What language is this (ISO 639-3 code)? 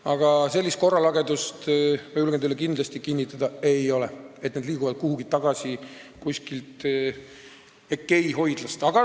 est